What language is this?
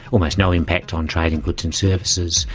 English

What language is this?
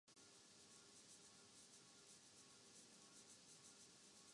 Urdu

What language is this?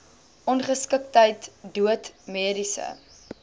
Afrikaans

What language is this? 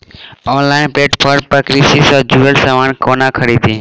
Maithili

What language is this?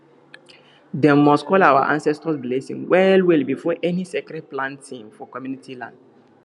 Nigerian Pidgin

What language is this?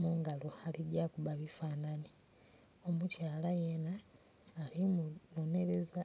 Soga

